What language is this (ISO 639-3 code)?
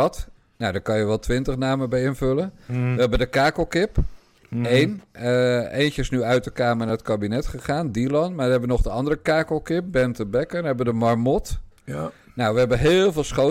nld